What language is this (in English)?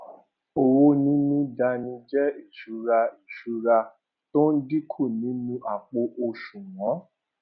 Yoruba